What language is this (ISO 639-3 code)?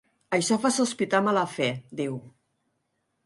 cat